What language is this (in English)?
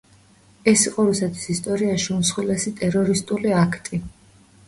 Georgian